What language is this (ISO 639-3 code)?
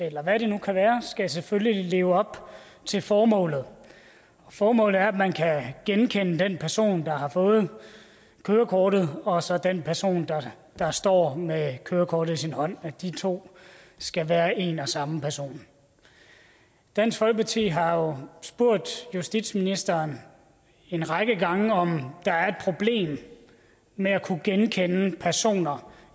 dan